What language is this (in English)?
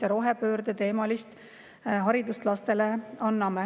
Estonian